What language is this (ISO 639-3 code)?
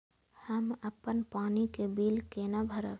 mai